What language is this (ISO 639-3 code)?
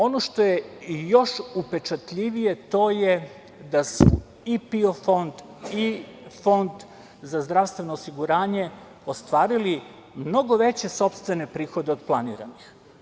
srp